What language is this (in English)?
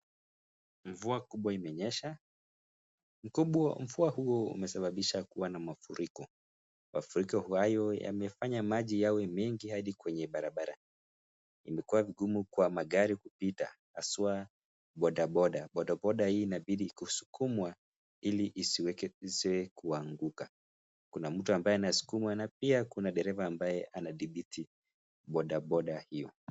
Swahili